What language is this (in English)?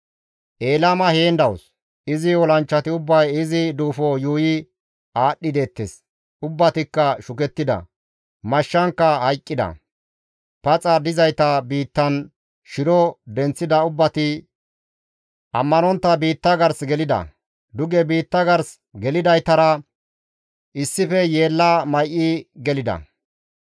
Gamo